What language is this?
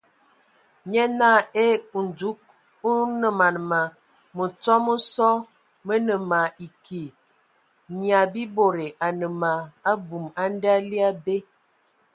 Ewondo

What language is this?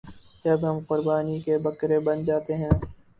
Urdu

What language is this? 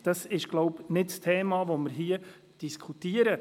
Swiss German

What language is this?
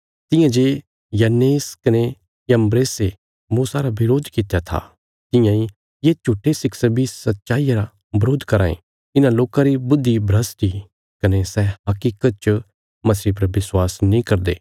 Bilaspuri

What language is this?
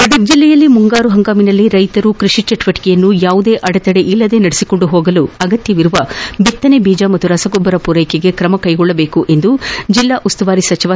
Kannada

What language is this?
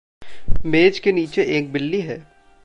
Hindi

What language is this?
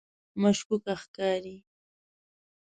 Pashto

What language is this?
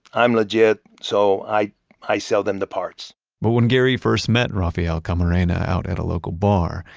English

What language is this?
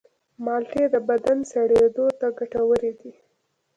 Pashto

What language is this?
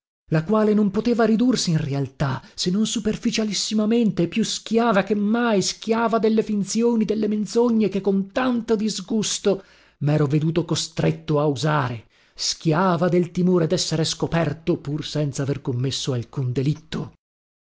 Italian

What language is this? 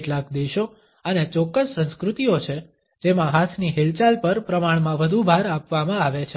Gujarati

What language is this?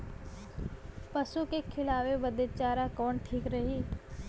Bhojpuri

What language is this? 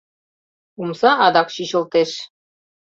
Mari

